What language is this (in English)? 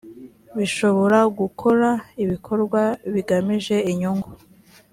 Kinyarwanda